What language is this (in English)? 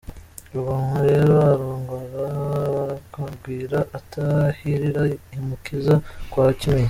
Kinyarwanda